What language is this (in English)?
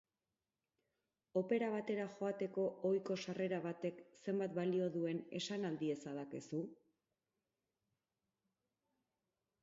Basque